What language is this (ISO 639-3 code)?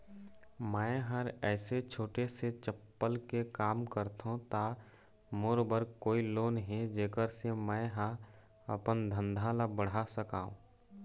hne